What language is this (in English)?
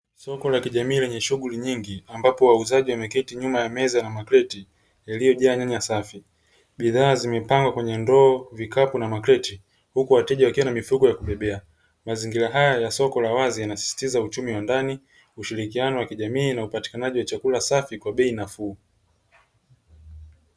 Swahili